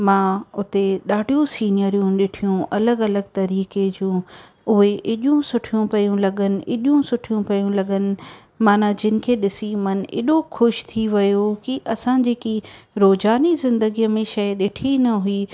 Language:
Sindhi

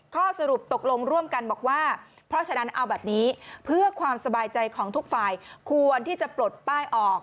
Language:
Thai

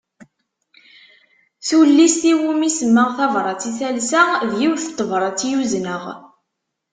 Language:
Kabyle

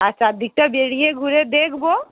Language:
Bangla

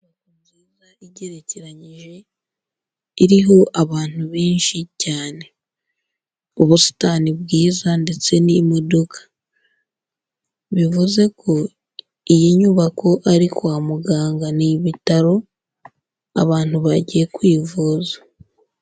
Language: Kinyarwanda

